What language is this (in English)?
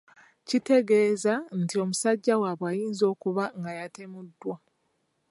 Ganda